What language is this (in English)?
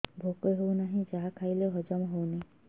Odia